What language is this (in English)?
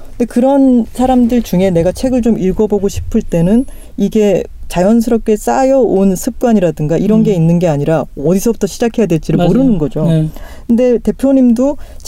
Korean